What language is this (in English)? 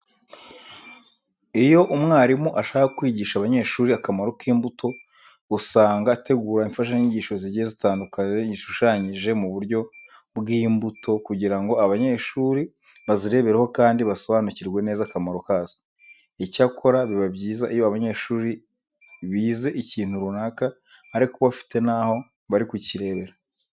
Kinyarwanda